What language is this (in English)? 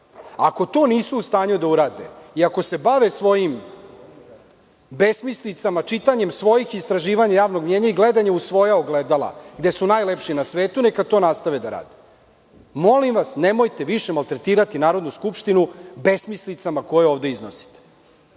Serbian